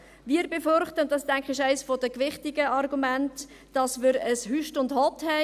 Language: Swiss German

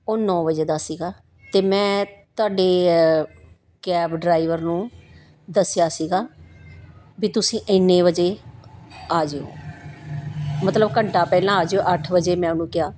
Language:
Punjabi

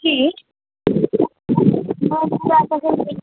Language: Maithili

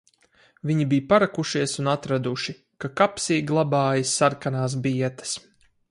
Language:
Latvian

